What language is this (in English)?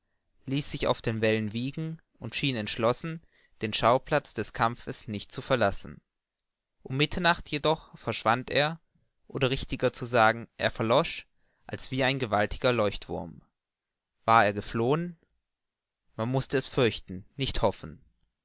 German